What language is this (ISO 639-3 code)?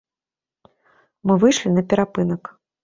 bel